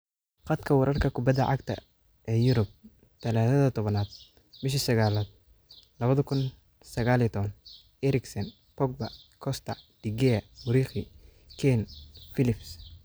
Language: Somali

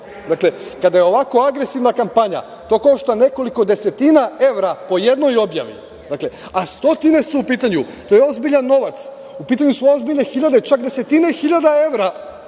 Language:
Serbian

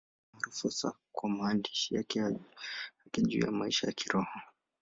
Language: Swahili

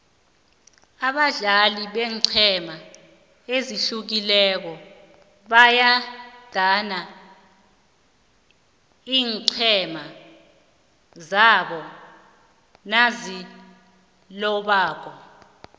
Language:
South Ndebele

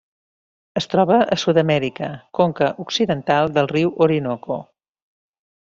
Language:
Catalan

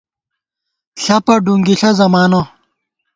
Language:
Gawar-Bati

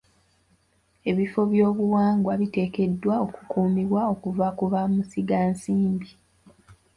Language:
Ganda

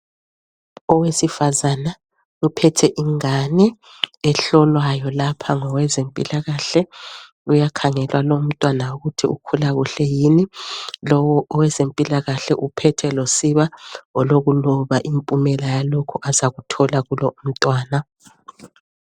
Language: North Ndebele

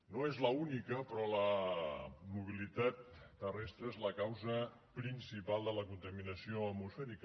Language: Catalan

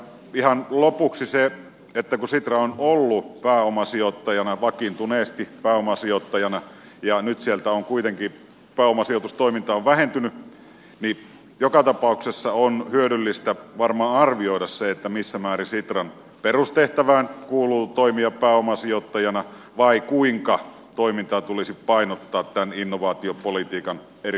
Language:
Finnish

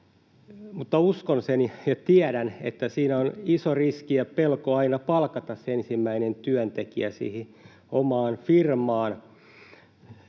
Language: Finnish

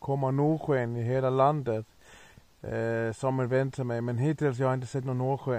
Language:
Swedish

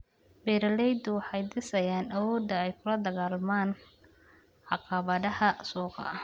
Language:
Somali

